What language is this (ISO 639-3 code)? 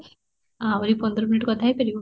ori